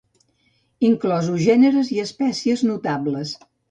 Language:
Catalan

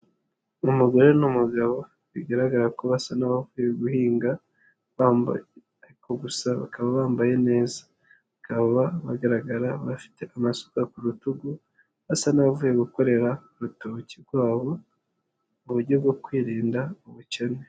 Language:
Kinyarwanda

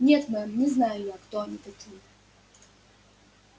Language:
Russian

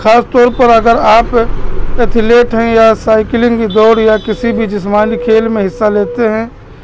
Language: Urdu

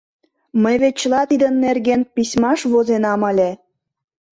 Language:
Mari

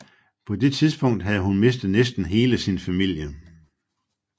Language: Danish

